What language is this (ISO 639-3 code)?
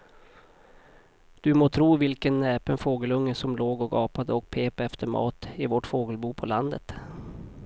swe